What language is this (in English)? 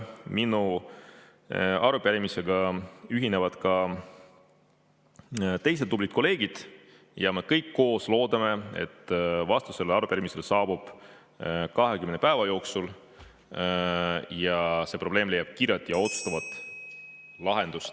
Estonian